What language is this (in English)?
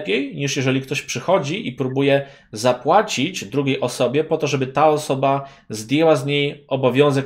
Polish